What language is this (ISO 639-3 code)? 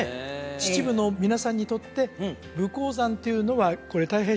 jpn